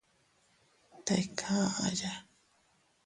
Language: Teutila Cuicatec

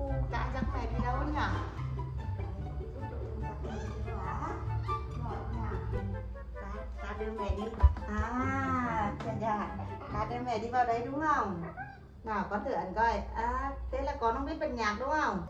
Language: Vietnamese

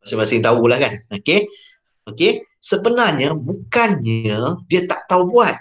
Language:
Malay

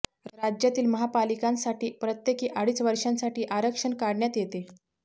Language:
Marathi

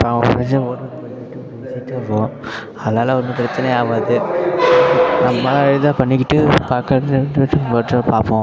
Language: Tamil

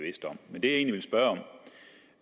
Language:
Danish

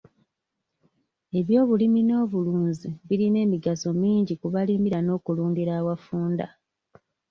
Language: Ganda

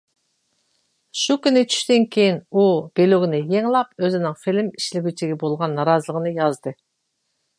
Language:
Uyghur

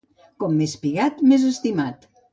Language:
Catalan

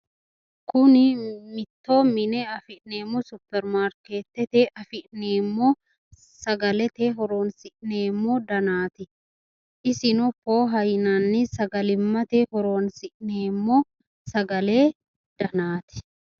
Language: Sidamo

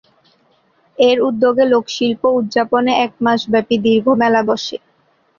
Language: Bangla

